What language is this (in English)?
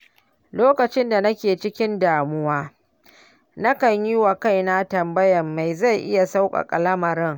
Hausa